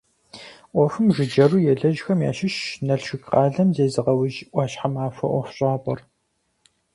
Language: Kabardian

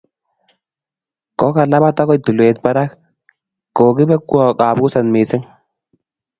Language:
Kalenjin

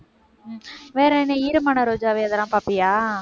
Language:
Tamil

